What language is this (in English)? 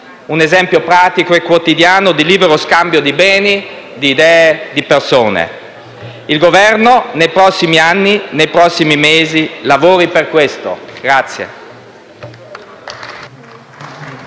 Italian